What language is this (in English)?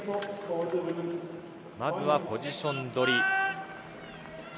Japanese